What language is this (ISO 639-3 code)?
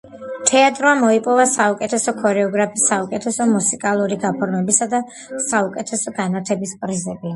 kat